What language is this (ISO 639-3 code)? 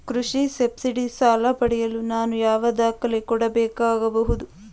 kan